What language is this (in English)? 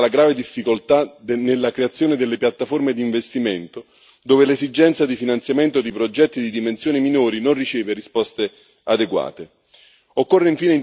Italian